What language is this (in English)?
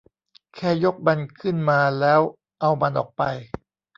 Thai